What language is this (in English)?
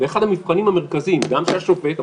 Hebrew